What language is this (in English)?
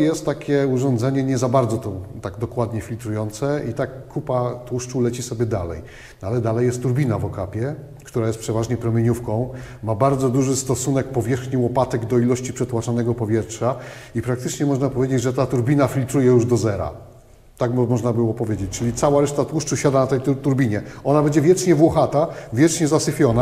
Polish